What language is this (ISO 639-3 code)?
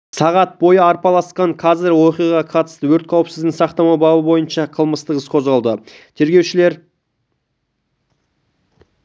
kaz